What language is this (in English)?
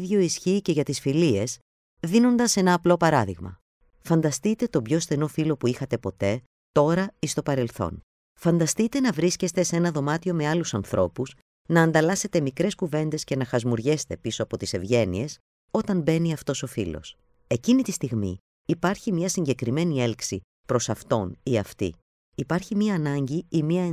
Greek